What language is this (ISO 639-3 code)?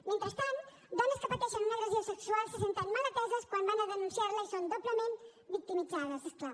cat